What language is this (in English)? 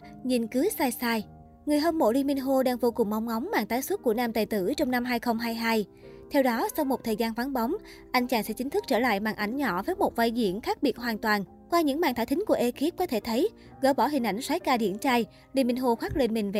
Vietnamese